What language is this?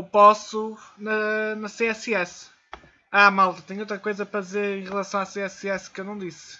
Portuguese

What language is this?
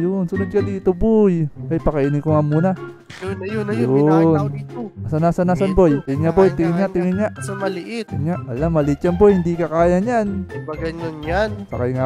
Filipino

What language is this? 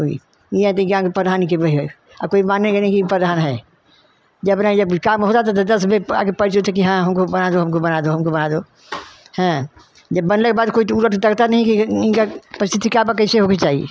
Hindi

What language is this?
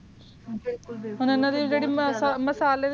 Punjabi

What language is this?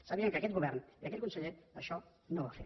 Catalan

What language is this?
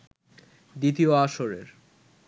Bangla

